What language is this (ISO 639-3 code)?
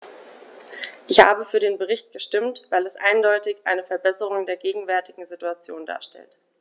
deu